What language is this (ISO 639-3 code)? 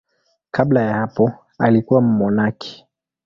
swa